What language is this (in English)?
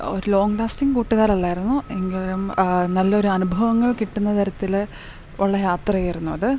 Malayalam